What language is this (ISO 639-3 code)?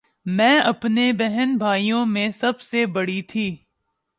urd